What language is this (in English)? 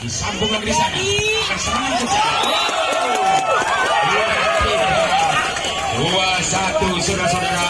Indonesian